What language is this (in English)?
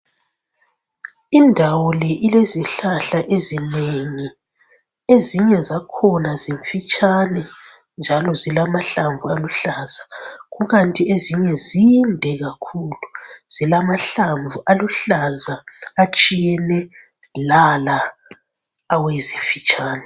North Ndebele